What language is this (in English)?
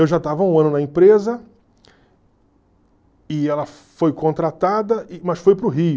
Portuguese